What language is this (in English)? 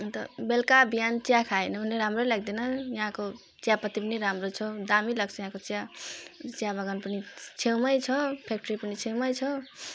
Nepali